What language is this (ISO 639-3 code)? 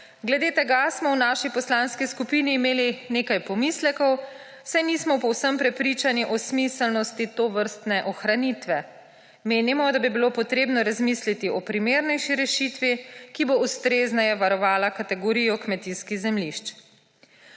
slv